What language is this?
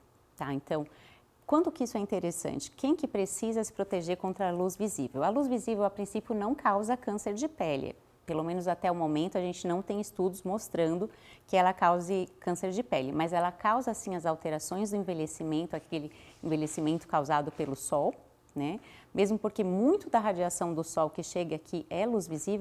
Portuguese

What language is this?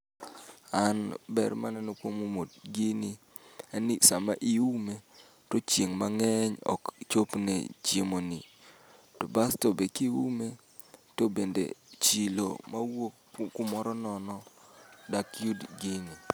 Luo (Kenya and Tanzania)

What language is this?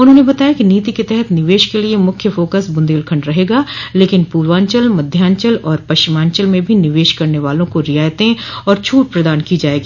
Hindi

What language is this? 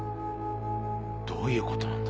Japanese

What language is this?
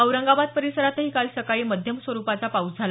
Marathi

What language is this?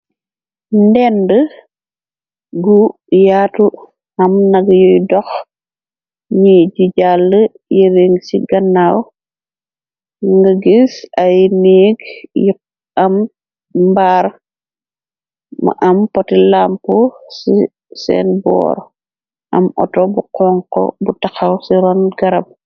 Wolof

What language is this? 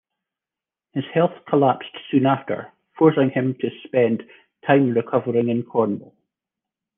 English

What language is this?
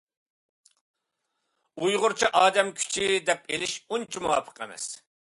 Uyghur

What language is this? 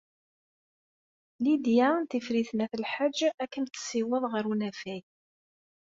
Kabyle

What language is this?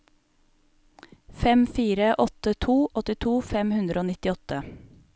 Norwegian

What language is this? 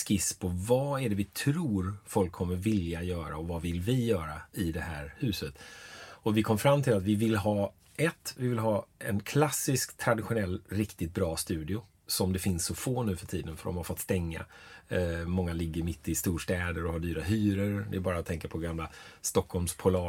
Swedish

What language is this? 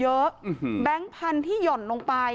Thai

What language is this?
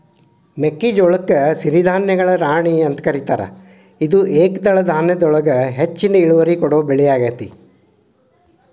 Kannada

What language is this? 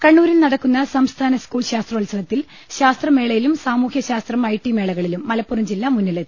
Malayalam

